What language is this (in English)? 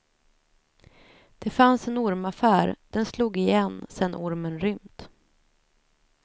Swedish